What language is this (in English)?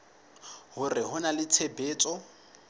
Southern Sotho